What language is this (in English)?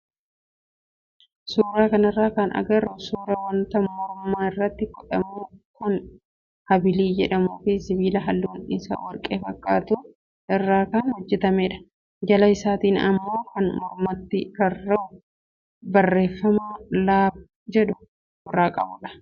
Oromo